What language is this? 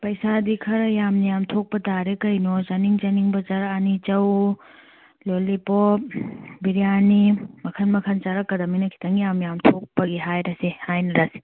Manipuri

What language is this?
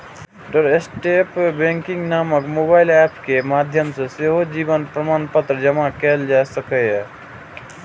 Maithili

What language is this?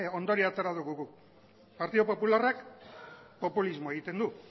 Basque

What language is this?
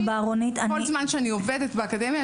Hebrew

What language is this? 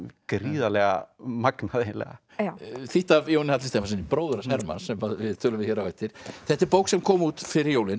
Icelandic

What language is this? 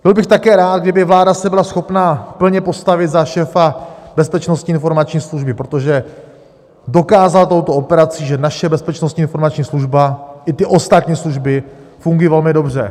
Czech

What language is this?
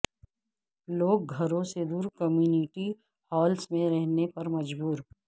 Urdu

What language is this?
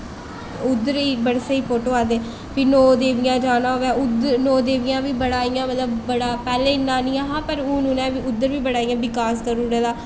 Dogri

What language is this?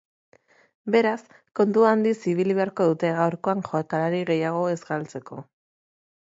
Basque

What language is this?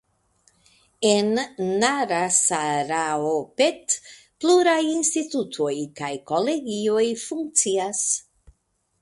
Esperanto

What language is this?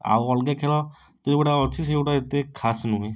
Odia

